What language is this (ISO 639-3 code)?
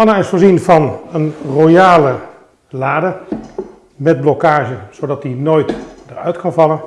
nld